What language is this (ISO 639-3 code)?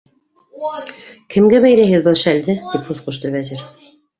bak